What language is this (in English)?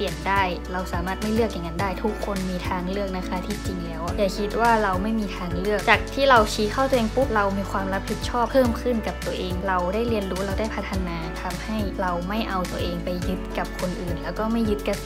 Thai